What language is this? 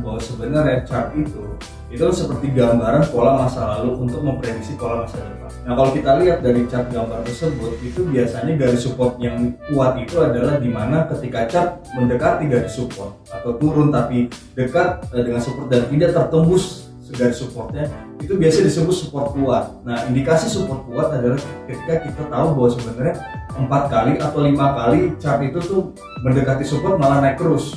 Indonesian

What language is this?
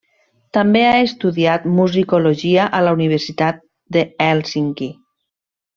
Catalan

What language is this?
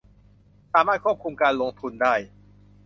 Thai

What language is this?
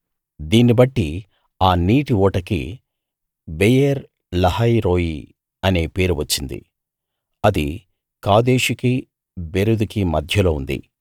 Telugu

